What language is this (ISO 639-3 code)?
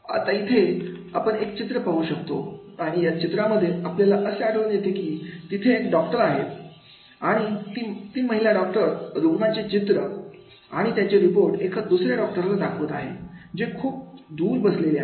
mar